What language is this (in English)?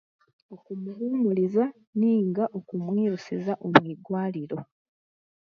Chiga